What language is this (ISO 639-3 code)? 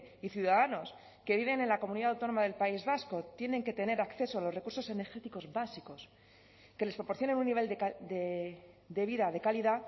spa